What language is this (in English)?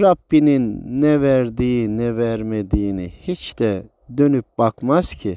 Turkish